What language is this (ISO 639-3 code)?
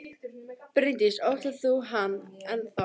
isl